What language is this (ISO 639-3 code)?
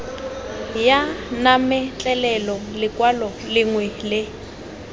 tsn